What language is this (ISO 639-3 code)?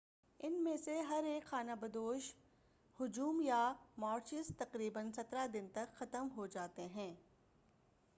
urd